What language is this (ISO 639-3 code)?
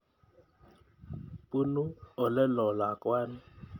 kln